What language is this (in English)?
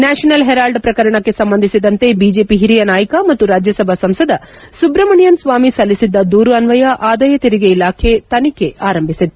Kannada